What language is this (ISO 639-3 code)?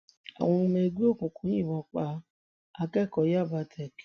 yor